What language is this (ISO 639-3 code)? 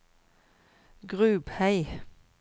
nor